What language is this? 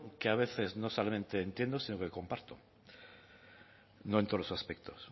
Spanish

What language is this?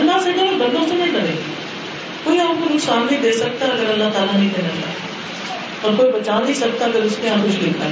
Urdu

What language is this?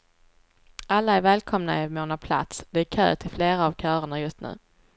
Swedish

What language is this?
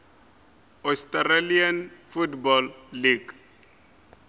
Northern Sotho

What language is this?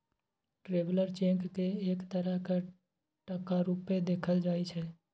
Maithili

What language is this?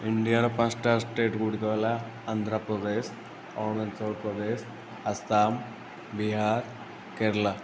Odia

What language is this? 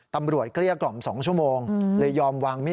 Thai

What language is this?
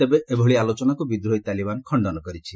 Odia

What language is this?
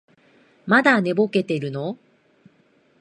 Japanese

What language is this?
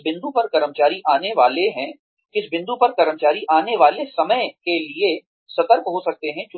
Hindi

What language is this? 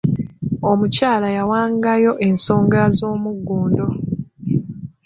Ganda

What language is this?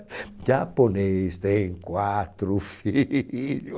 Portuguese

